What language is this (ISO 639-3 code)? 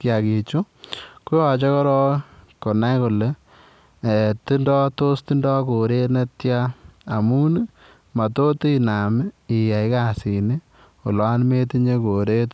kln